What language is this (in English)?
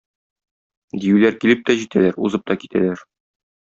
Tatar